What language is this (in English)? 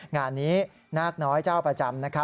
Thai